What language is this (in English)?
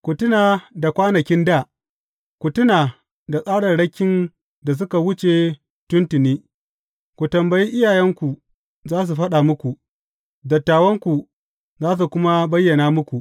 Hausa